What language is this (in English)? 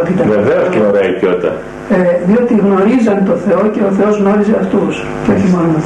Greek